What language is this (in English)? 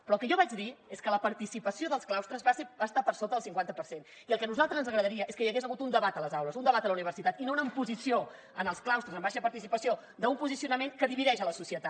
Catalan